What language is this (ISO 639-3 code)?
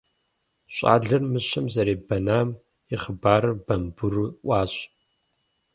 kbd